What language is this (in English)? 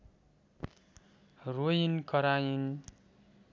Nepali